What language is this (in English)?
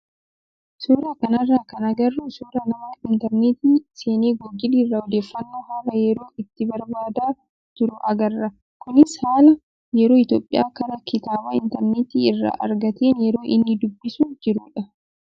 Oromo